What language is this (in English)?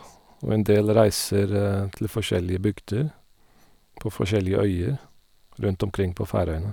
Norwegian